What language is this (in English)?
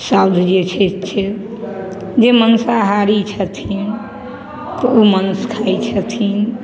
Maithili